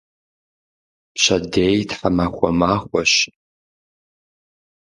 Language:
Kabardian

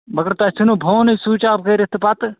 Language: Kashmiri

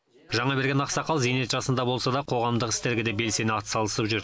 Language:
Kazakh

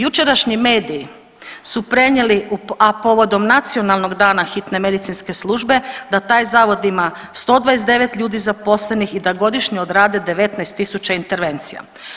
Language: Croatian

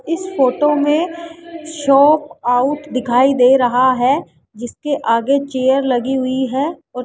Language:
Hindi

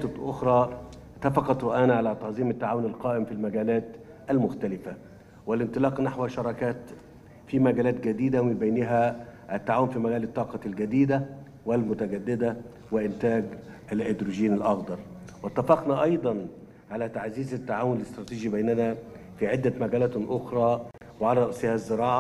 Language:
Arabic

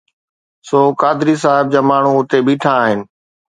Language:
Sindhi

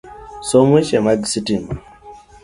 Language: Luo (Kenya and Tanzania)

